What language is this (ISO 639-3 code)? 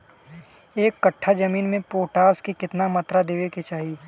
bho